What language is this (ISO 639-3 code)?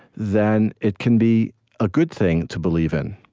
eng